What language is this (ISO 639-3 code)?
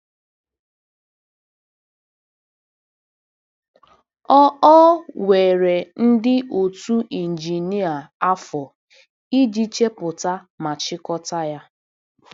ibo